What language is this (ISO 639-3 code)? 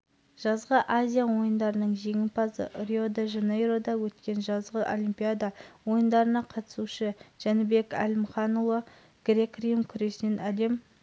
kaz